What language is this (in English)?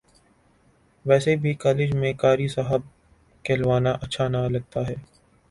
Urdu